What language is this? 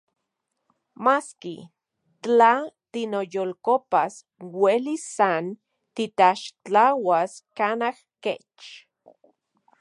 Central Puebla Nahuatl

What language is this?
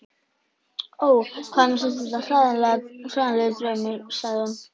Icelandic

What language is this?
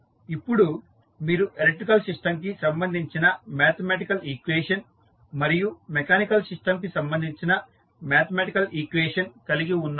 Telugu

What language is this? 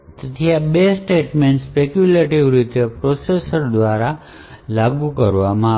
Gujarati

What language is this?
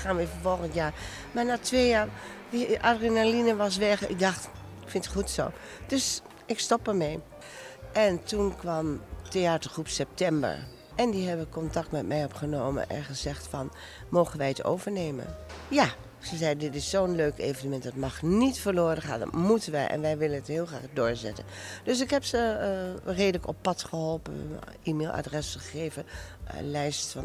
Dutch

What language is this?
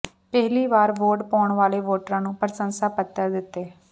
Punjabi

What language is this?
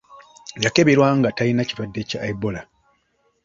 Ganda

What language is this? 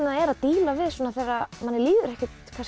Icelandic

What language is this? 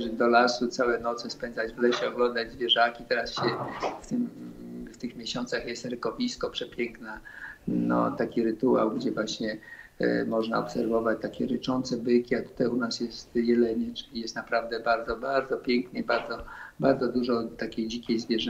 Polish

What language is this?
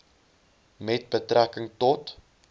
Afrikaans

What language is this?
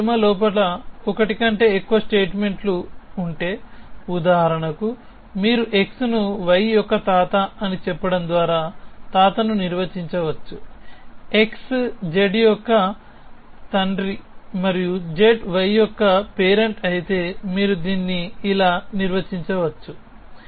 Telugu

